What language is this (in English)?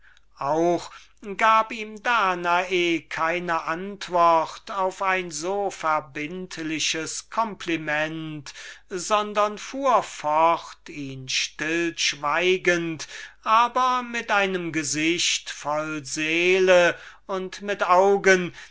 German